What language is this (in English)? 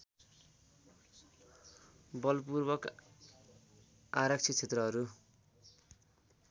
Nepali